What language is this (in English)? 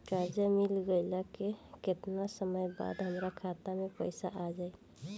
Bhojpuri